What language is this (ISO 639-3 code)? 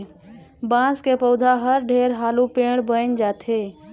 hne